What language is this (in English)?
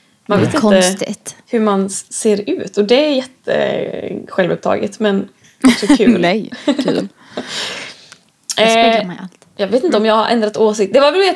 Swedish